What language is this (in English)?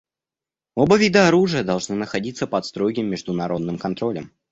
Russian